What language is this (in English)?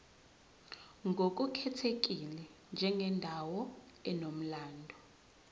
Zulu